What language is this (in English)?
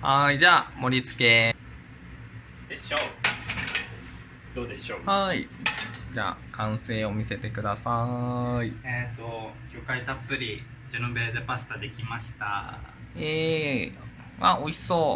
Japanese